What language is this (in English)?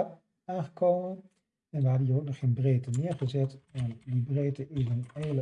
Dutch